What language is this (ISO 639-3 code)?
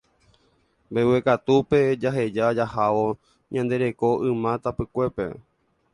grn